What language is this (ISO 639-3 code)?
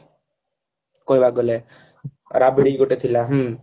ori